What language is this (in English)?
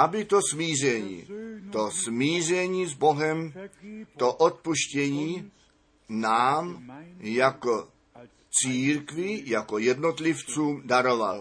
Czech